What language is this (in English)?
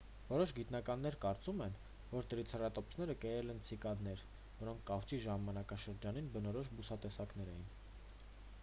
Armenian